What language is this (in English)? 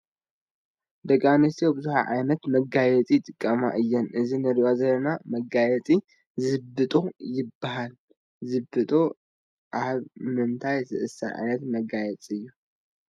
Tigrinya